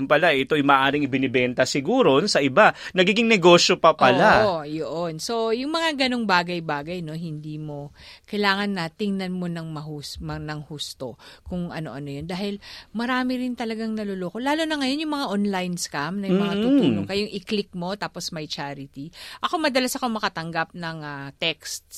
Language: Filipino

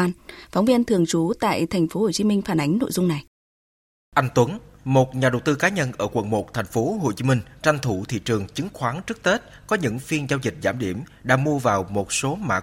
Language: Vietnamese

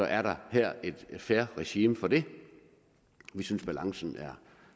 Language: Danish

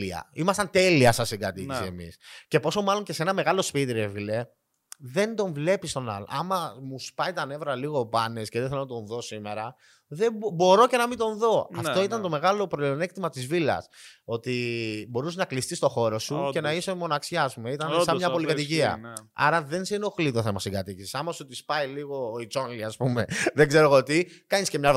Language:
Greek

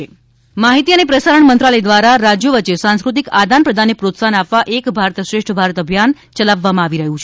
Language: Gujarati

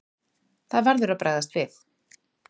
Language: Icelandic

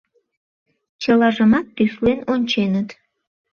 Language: Mari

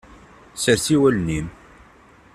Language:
Kabyle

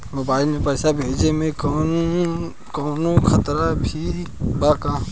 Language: Bhojpuri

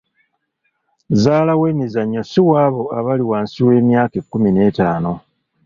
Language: Ganda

